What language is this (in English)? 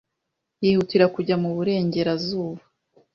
Kinyarwanda